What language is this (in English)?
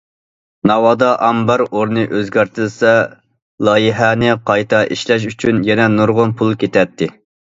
Uyghur